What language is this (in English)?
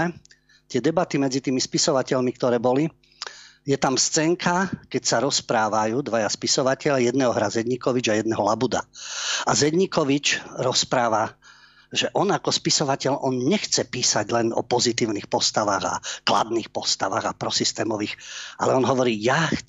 Slovak